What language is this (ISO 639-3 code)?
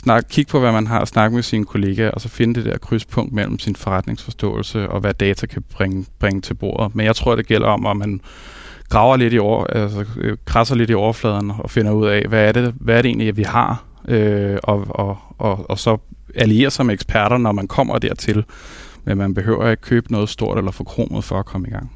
dan